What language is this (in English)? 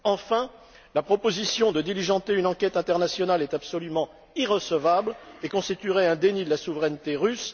French